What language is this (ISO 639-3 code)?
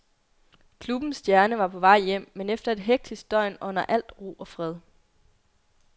dan